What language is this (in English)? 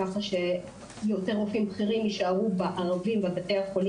Hebrew